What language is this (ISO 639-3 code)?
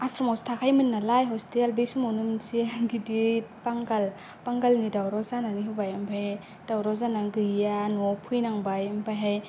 brx